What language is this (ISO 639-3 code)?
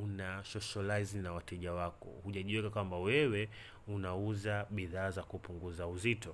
swa